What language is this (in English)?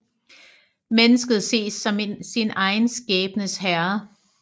Danish